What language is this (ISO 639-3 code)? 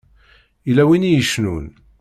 kab